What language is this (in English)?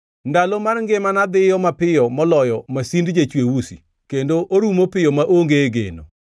Luo (Kenya and Tanzania)